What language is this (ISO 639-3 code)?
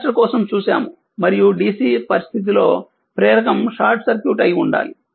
tel